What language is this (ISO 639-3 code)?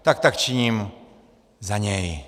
ces